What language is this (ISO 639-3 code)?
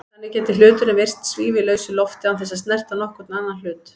isl